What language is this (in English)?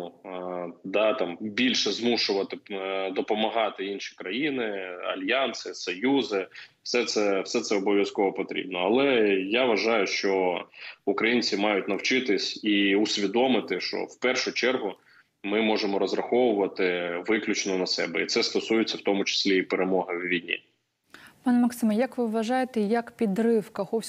Ukrainian